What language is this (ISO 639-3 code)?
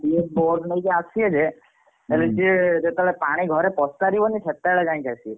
ori